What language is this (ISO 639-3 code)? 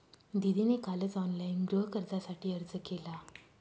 mar